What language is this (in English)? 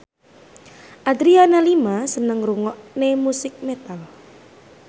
Javanese